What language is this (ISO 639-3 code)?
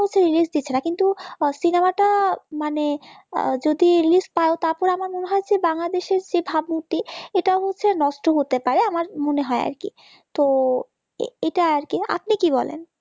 ben